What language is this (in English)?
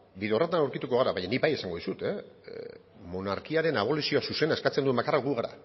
Basque